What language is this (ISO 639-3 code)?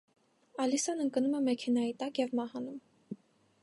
hye